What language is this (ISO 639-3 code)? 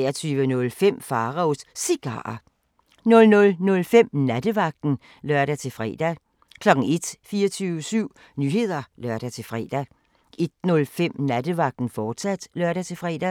dan